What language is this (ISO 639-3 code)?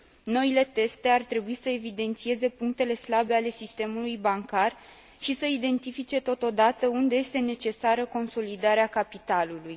ron